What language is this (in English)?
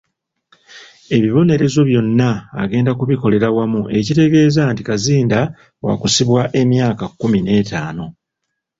Ganda